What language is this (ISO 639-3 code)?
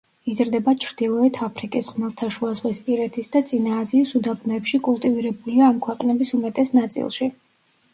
kat